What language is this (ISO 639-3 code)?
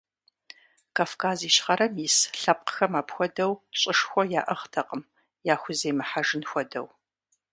kbd